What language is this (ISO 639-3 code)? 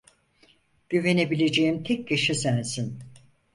tur